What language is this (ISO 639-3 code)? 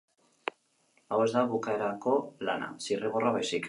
eus